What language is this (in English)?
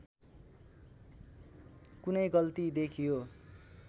Nepali